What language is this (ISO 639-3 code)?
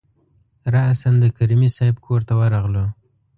pus